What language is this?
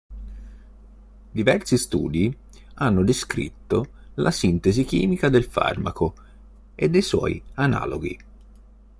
Italian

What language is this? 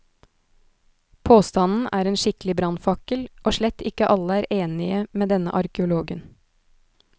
Norwegian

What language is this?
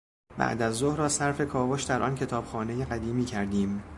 Persian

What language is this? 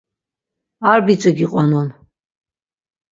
Laz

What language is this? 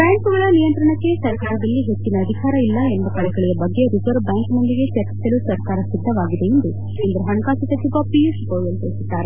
Kannada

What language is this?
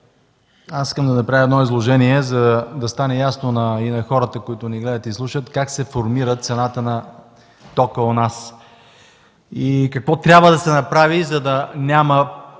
Bulgarian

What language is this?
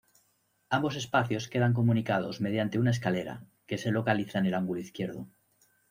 Spanish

